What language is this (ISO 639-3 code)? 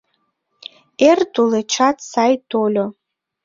chm